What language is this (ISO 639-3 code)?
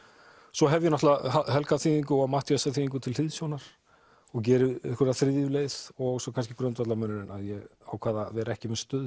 isl